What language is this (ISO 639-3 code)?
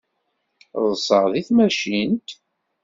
kab